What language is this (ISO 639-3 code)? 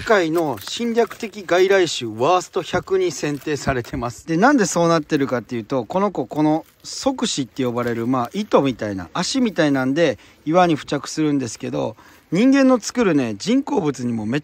jpn